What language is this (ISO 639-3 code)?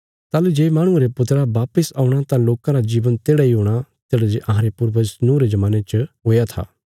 kfs